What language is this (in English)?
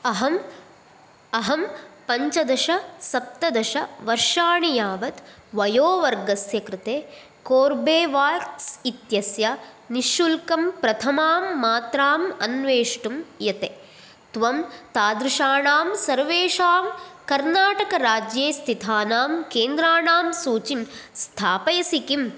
Sanskrit